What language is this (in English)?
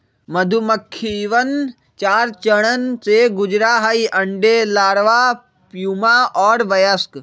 Magahi